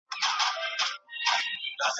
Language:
Pashto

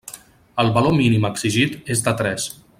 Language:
Catalan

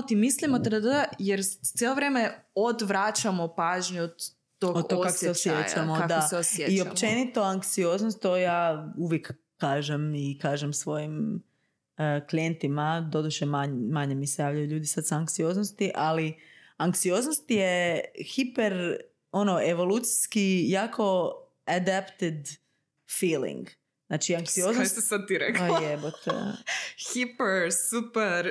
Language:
Croatian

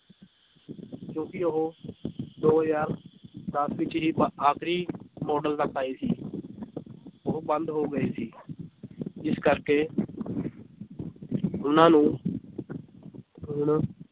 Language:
Punjabi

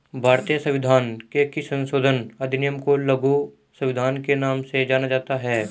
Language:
Hindi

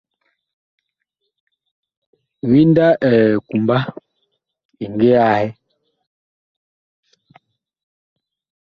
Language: Bakoko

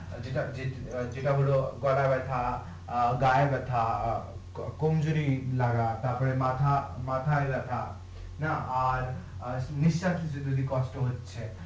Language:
Bangla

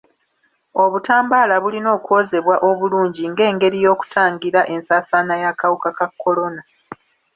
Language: Ganda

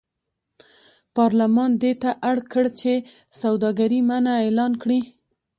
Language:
Pashto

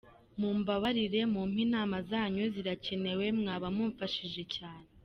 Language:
Kinyarwanda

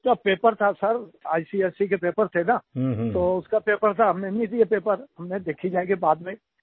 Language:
Hindi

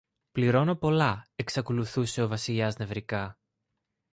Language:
Greek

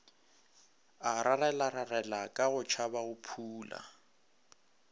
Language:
Northern Sotho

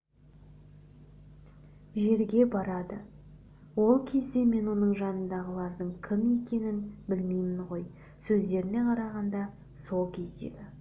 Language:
Kazakh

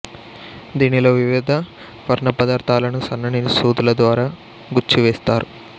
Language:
Telugu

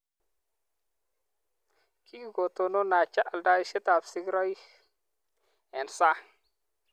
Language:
Kalenjin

